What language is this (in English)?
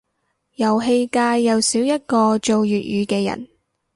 Cantonese